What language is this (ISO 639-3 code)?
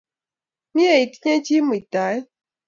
kln